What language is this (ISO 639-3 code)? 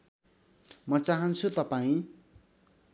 nep